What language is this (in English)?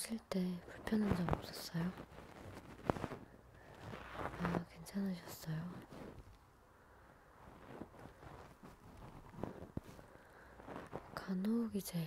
Korean